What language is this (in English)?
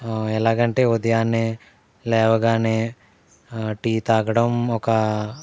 Telugu